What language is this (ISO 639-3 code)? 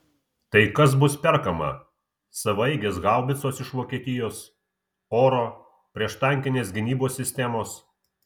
lit